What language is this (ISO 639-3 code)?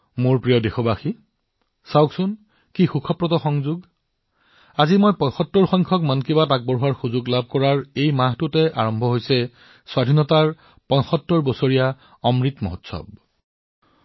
asm